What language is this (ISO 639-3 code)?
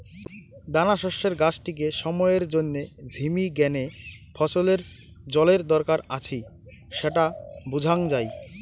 ben